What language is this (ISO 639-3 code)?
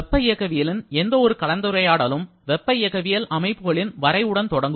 tam